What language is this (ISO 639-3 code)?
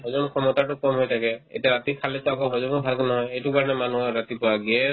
asm